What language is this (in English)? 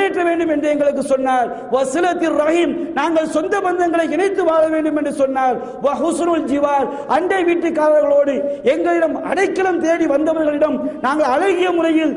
Italian